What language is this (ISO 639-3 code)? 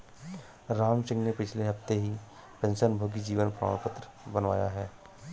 hin